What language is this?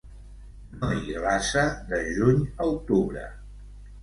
Catalan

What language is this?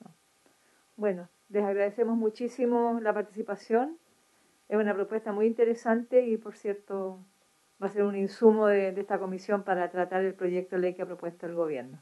Spanish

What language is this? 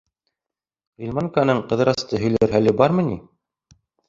Bashkir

